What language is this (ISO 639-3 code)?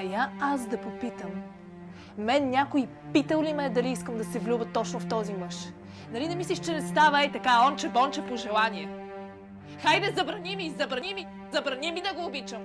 bul